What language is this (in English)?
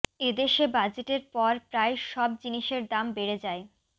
Bangla